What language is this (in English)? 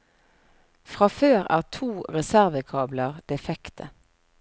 Norwegian